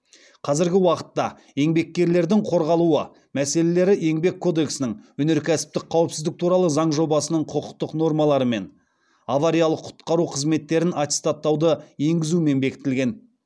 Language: Kazakh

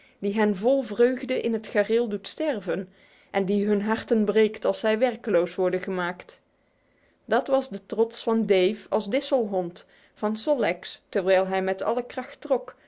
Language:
Dutch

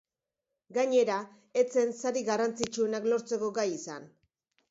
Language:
Basque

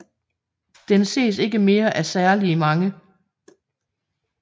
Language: Danish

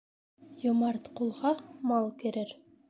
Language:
Bashkir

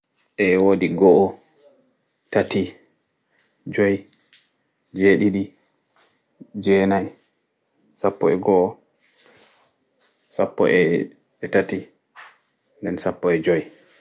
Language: Fula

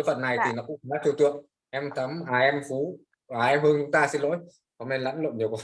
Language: Vietnamese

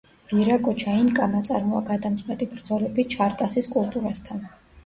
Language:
Georgian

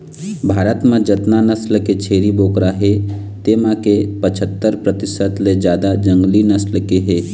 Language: Chhattisgarhi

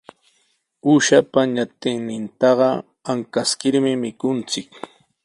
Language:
Sihuas Ancash Quechua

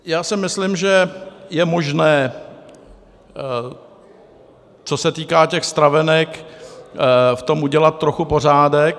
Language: Czech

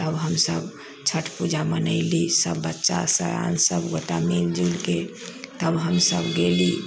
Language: Maithili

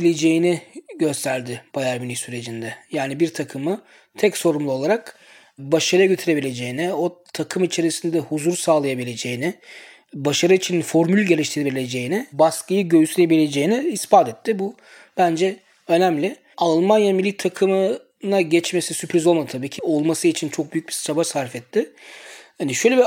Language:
Turkish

